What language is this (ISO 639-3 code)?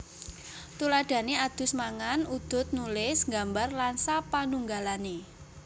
jav